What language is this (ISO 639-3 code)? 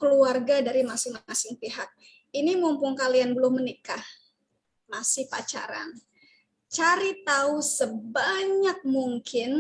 ind